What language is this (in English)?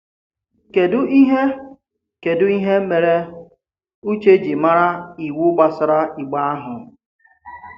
Igbo